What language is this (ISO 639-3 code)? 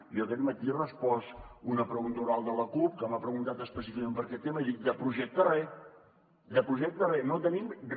cat